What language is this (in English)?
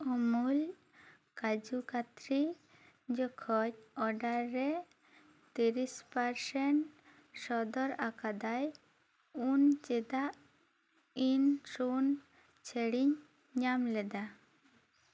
Santali